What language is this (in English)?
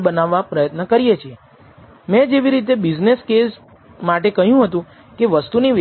Gujarati